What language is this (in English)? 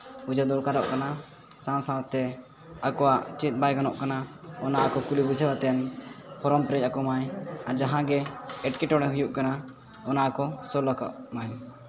Santali